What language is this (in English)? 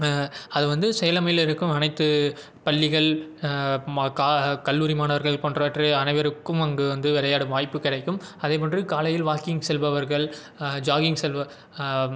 Tamil